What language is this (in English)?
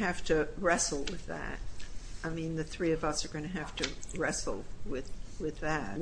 English